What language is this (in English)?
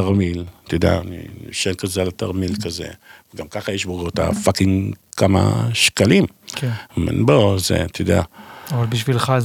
Hebrew